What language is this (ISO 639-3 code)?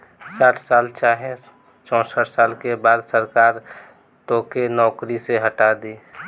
bho